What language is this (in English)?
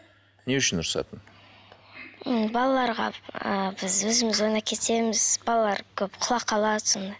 Kazakh